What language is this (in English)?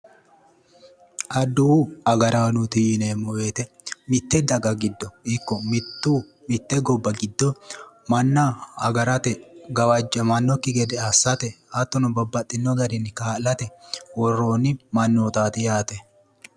Sidamo